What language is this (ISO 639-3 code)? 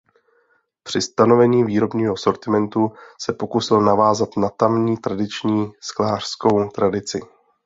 ces